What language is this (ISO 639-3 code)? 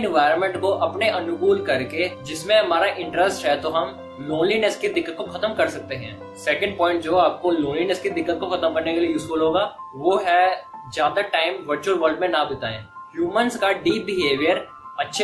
hin